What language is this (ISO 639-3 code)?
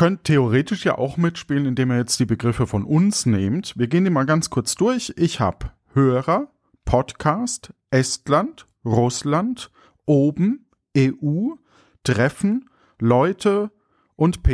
deu